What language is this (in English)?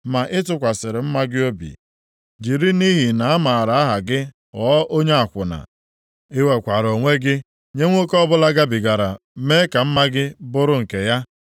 Igbo